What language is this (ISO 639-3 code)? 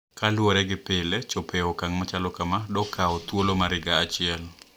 luo